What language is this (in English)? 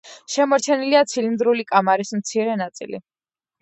Georgian